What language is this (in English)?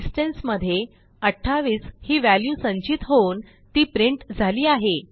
Marathi